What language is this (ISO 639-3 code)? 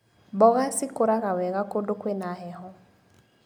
kik